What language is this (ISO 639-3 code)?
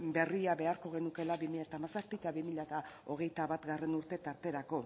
eus